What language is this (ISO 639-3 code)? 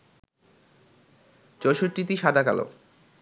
ben